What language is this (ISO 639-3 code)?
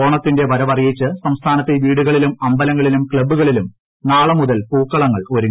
mal